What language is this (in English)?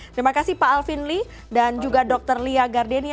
Indonesian